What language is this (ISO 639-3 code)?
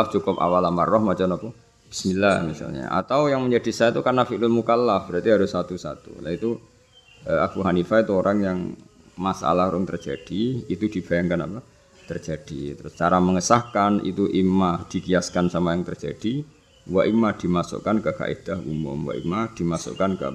ind